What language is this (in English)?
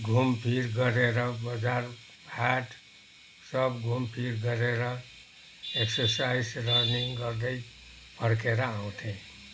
Nepali